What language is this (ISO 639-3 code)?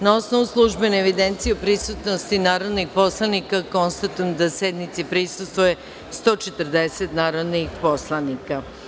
srp